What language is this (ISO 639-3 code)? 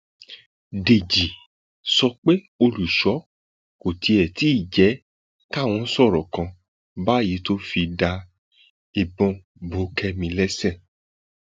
yor